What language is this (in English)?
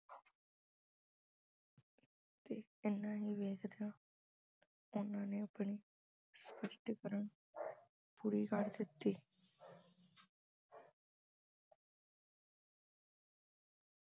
Punjabi